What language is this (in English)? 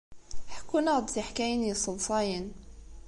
Kabyle